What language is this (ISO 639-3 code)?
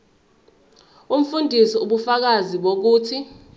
zul